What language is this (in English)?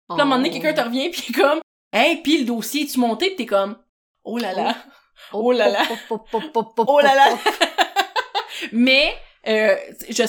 French